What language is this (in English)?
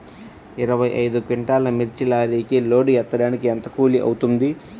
Telugu